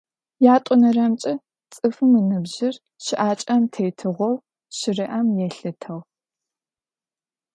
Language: Adyghe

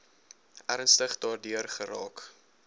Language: Afrikaans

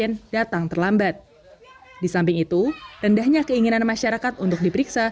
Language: Indonesian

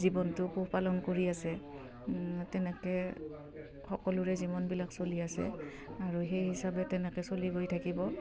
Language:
Assamese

